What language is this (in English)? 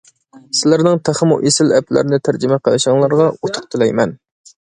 Uyghur